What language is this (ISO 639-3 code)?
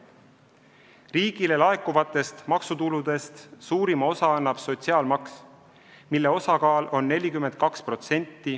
est